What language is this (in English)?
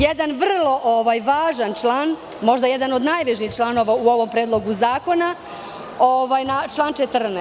Serbian